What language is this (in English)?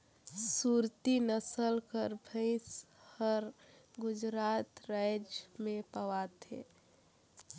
Chhattisgarhi